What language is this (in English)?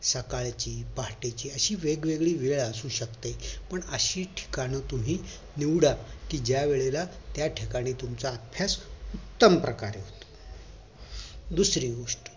Marathi